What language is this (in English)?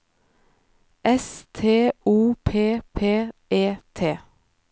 Norwegian